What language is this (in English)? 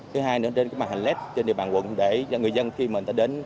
Vietnamese